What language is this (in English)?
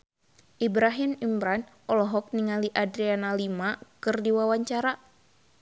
Sundanese